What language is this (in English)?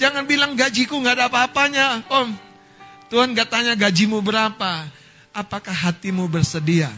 Indonesian